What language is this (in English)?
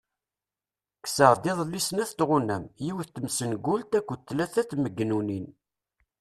Kabyle